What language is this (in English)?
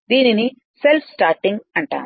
Telugu